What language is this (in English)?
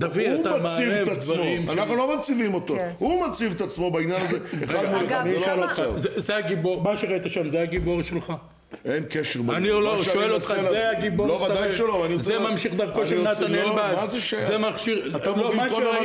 Hebrew